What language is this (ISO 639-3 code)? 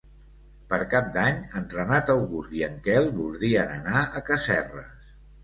cat